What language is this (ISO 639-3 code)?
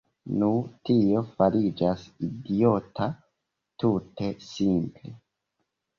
epo